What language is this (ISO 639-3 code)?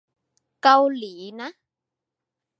tha